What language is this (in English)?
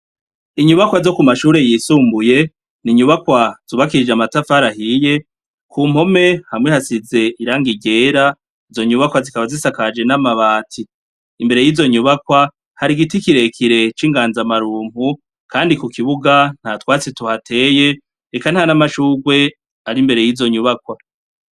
Rundi